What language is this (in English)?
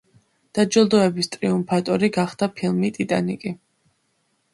Georgian